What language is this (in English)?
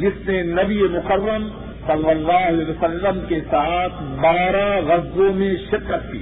Urdu